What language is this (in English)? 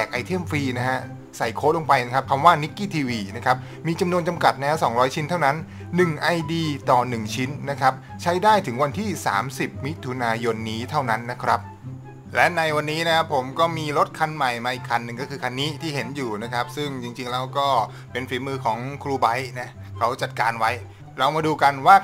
Thai